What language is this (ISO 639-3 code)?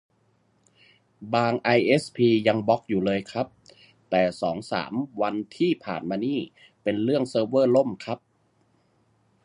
tha